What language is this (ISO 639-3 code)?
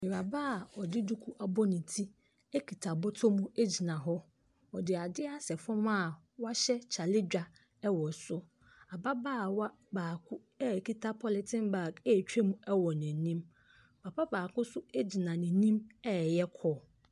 aka